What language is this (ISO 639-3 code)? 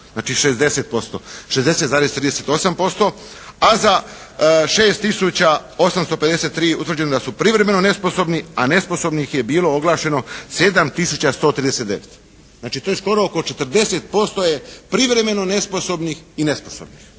hrv